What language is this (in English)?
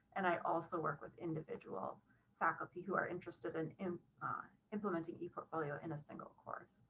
English